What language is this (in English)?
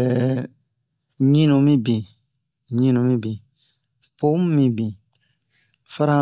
Bomu